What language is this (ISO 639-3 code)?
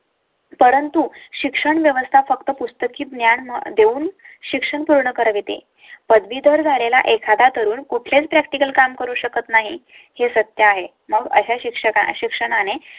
mar